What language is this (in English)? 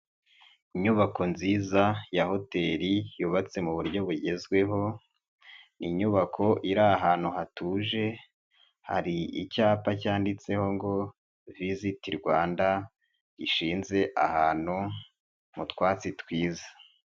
Kinyarwanda